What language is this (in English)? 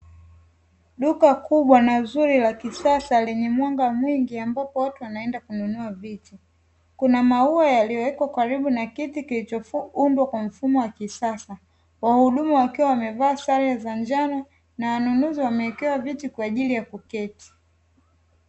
Swahili